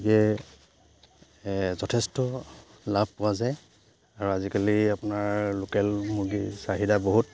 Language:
Assamese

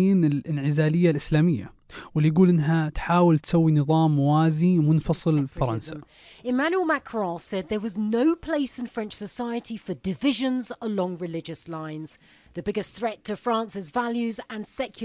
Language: Arabic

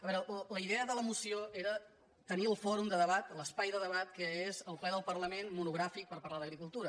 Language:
Catalan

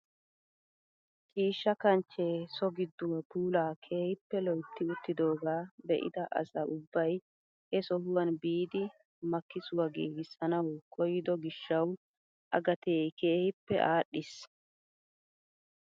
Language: Wolaytta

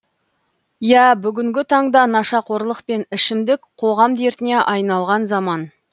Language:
Kazakh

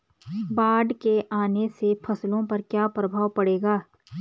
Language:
Hindi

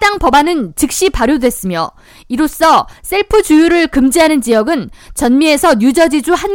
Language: Korean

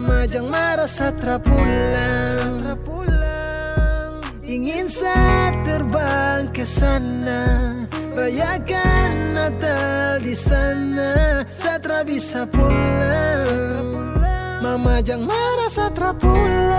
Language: Indonesian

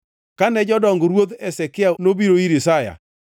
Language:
Luo (Kenya and Tanzania)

